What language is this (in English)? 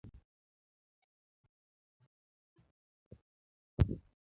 Luo (Kenya and Tanzania)